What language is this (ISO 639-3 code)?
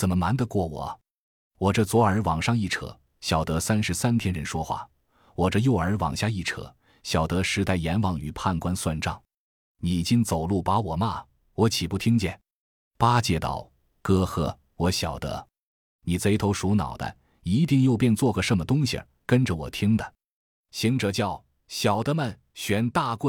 zho